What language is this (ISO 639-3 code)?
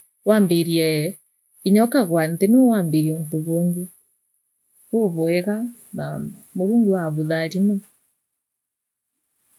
mer